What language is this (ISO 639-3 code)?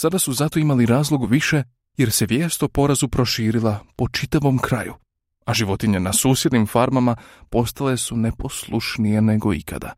hrv